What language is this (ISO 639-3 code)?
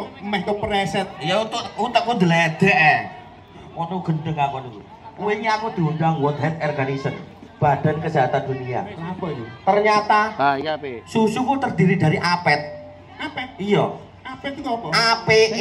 ind